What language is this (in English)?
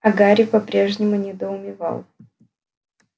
Russian